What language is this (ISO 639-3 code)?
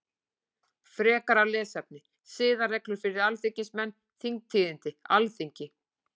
isl